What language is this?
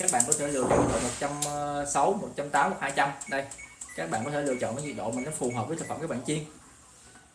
Vietnamese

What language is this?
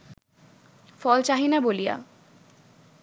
Bangla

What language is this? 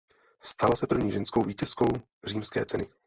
Czech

